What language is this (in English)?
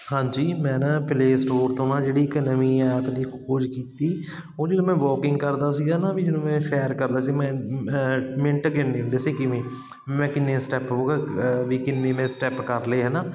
Punjabi